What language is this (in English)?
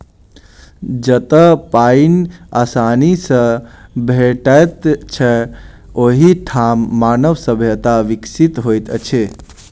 Maithili